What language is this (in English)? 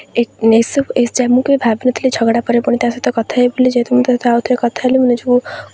Odia